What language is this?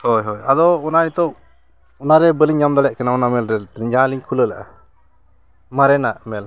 Santali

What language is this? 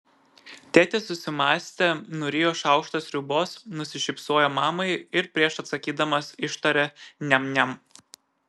Lithuanian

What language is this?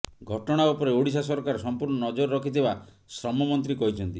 Odia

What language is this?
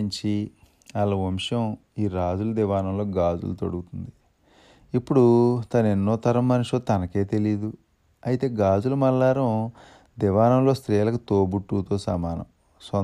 Telugu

